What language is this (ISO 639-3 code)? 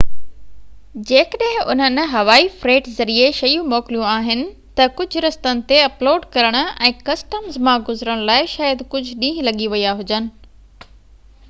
snd